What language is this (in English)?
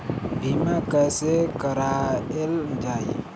Bhojpuri